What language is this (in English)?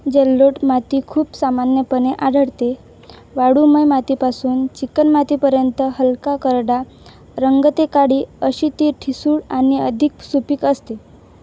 Marathi